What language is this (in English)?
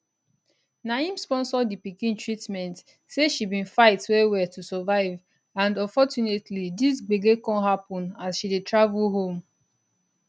Nigerian Pidgin